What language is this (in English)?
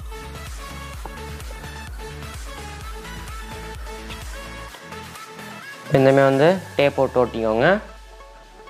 Hindi